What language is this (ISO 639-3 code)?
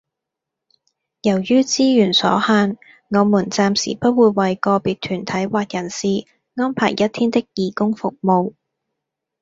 yue